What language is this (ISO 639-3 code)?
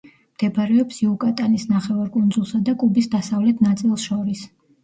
kat